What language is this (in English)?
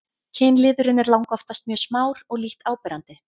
Icelandic